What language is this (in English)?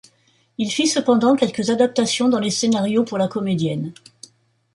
French